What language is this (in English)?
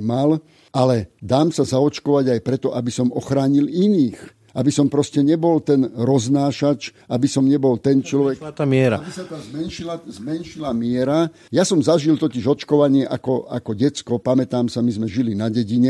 Slovak